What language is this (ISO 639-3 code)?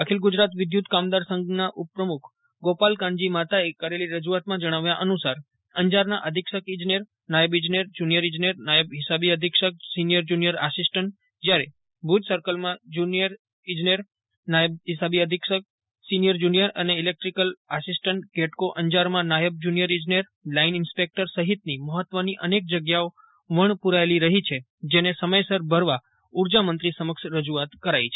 guj